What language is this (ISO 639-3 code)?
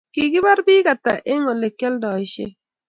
kln